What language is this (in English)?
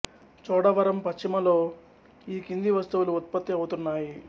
Telugu